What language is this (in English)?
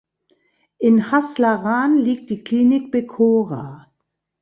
German